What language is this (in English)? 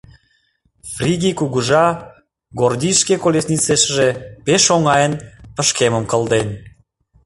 Mari